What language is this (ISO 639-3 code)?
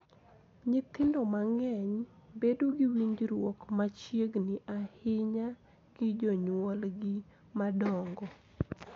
luo